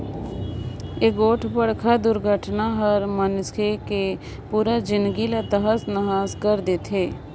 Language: Chhattisgarhi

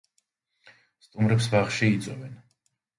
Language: Georgian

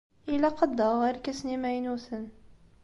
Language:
Kabyle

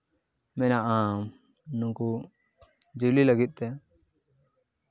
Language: Santali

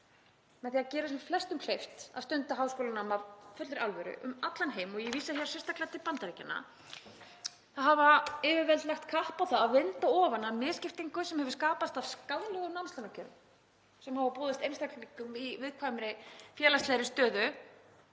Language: Icelandic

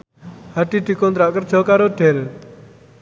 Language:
Javanese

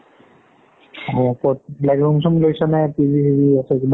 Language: Assamese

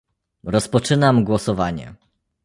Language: Polish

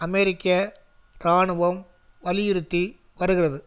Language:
Tamil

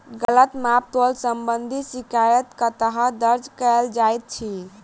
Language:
Maithili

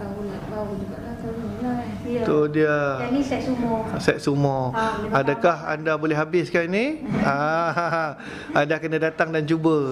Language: Malay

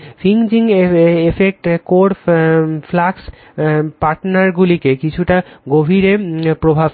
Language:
Bangla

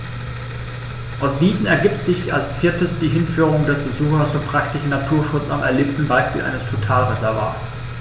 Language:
German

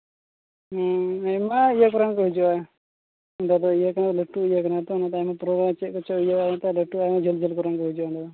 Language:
Santali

